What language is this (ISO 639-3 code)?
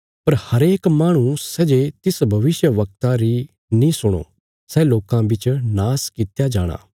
kfs